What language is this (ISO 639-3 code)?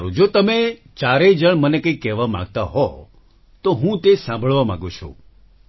guj